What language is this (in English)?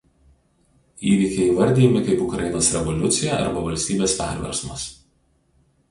Lithuanian